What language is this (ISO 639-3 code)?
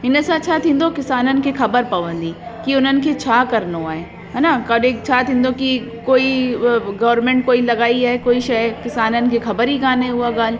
snd